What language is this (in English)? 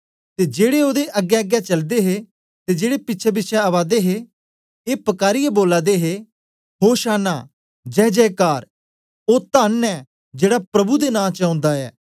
Dogri